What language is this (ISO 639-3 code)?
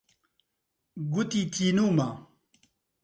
ckb